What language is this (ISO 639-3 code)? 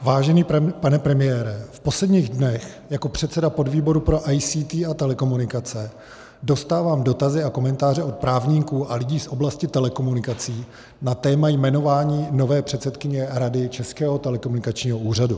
ces